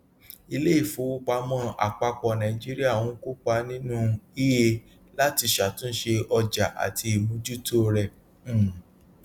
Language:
Yoruba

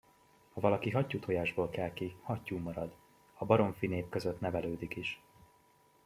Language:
Hungarian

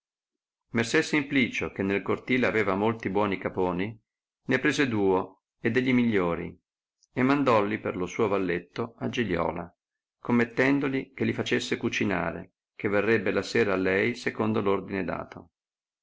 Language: Italian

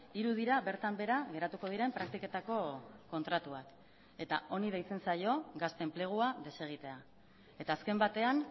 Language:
Basque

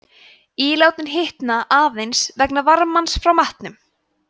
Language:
Icelandic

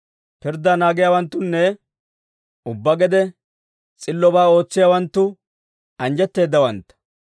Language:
Dawro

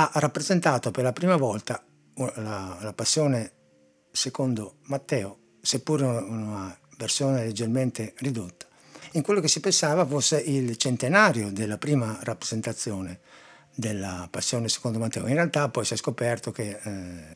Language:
Italian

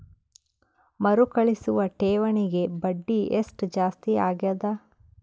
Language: Kannada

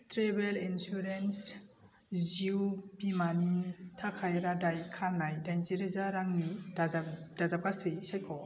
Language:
Bodo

